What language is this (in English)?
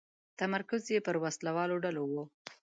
Pashto